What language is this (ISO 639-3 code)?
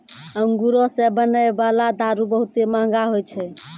mai